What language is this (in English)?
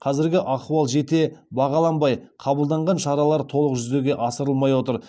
Kazakh